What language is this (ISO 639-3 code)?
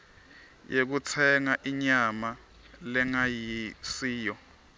ssw